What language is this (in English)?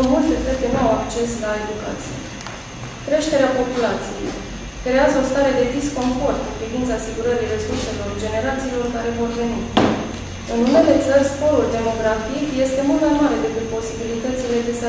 Romanian